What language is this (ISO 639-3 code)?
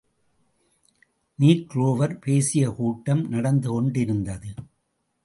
tam